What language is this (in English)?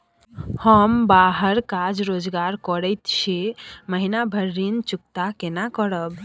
Maithili